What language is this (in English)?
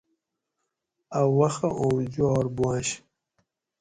Gawri